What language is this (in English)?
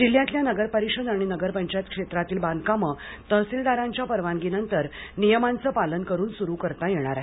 Marathi